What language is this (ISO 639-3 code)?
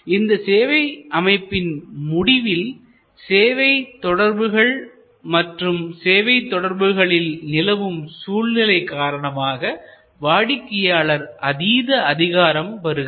tam